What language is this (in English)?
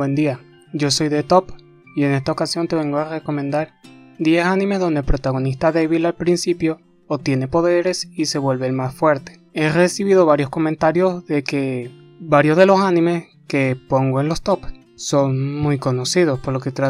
Spanish